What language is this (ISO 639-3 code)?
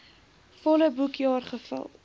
afr